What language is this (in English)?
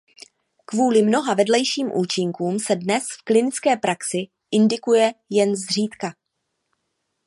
Czech